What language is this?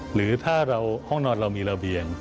Thai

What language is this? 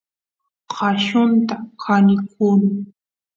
Santiago del Estero Quichua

